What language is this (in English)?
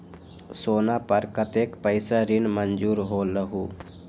Magahi